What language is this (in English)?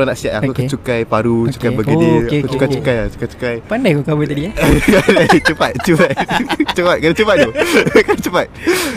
Malay